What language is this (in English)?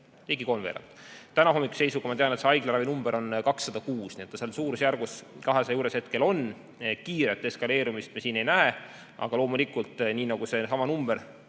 Estonian